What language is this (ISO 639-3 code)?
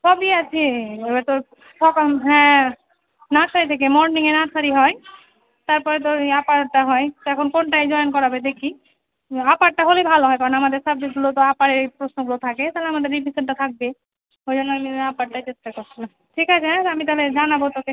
ben